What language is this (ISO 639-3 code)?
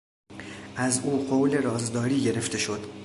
fas